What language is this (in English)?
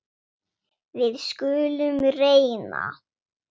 Icelandic